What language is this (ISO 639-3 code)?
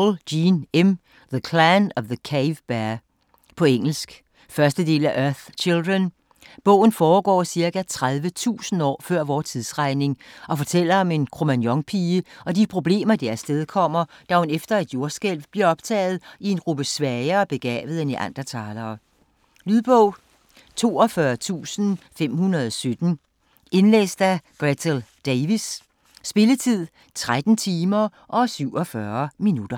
dan